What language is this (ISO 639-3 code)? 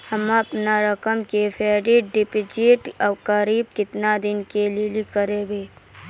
mai